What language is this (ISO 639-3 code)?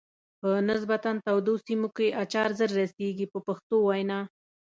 pus